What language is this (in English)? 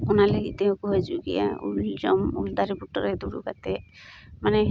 Santali